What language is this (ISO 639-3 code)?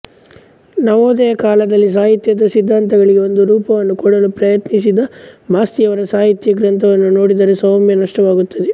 kan